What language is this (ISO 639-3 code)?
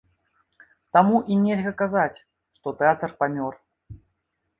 bel